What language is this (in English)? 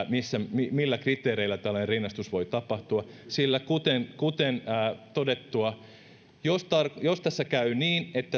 Finnish